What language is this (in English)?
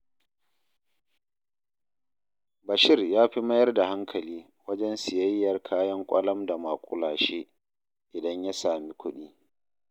Hausa